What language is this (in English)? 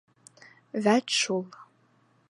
Bashkir